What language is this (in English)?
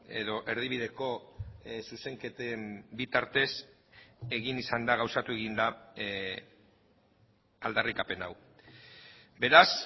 Basque